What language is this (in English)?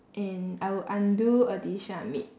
English